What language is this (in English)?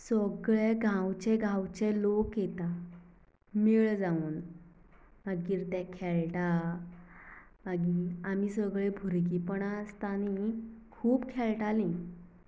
Konkani